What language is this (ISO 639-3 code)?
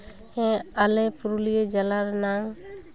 sat